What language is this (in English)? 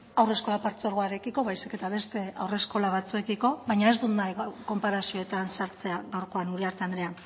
Basque